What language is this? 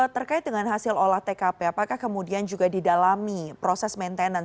Indonesian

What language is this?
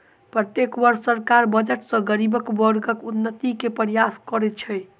Maithili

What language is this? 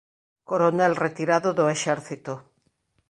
Galician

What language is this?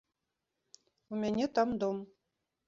Belarusian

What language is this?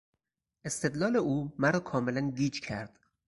Persian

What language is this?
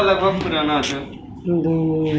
Maithili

